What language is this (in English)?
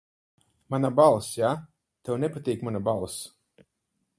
Latvian